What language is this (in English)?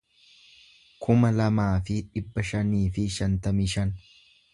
Oromo